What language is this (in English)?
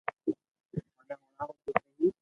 Loarki